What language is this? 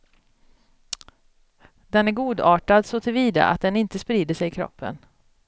Swedish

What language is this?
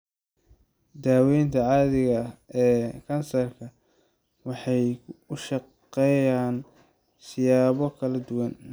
Somali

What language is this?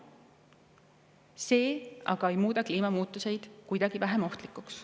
Estonian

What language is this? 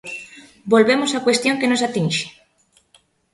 Galician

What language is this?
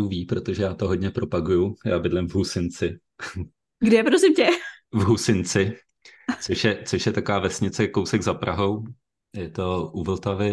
Czech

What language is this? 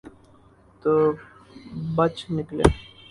Urdu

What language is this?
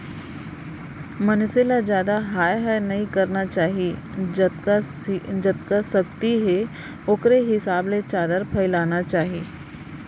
Chhattisgarhi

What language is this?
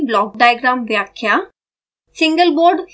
Hindi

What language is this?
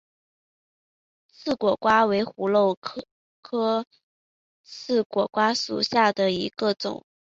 Chinese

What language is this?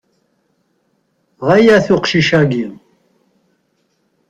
Kabyle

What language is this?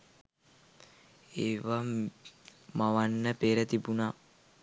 Sinhala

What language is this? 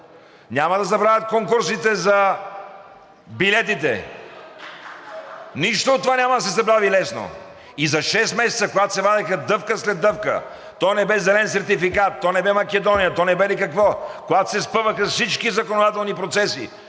Bulgarian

